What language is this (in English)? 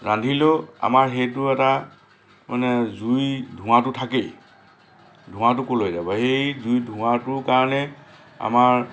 Assamese